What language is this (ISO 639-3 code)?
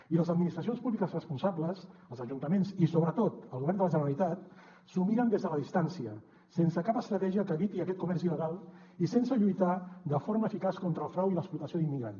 cat